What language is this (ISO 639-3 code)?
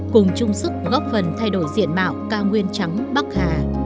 vie